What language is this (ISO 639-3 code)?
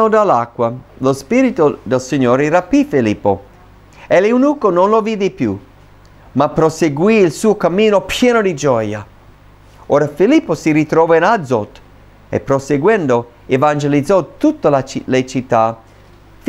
ita